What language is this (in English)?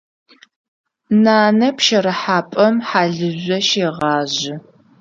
Adyghe